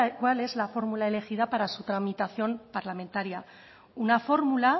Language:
Spanish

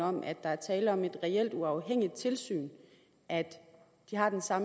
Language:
Danish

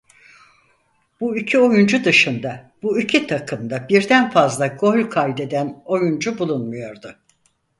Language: Turkish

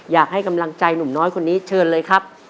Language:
Thai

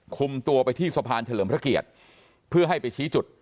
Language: Thai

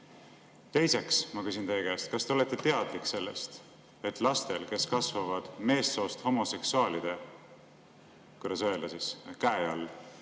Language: Estonian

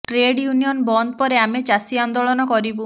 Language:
Odia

